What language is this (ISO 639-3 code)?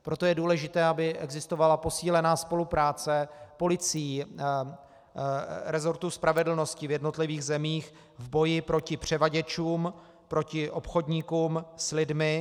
ces